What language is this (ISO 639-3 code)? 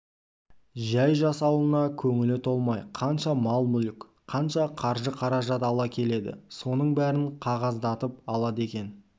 kaz